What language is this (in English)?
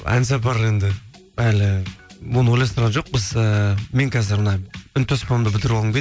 Kazakh